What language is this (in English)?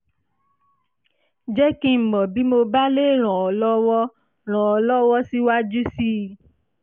Yoruba